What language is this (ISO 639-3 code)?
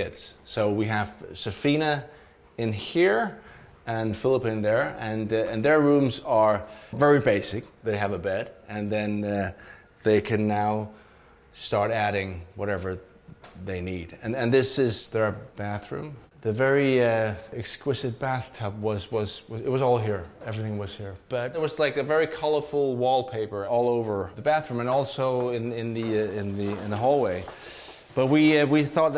eng